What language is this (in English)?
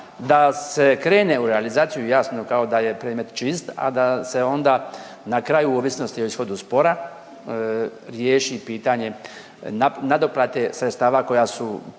Croatian